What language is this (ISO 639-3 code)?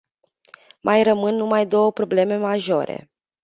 ron